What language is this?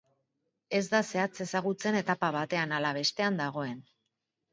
Basque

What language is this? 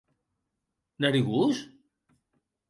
Occitan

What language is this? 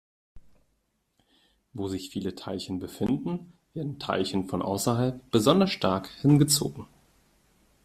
German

